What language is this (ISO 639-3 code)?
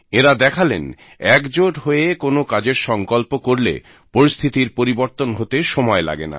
ben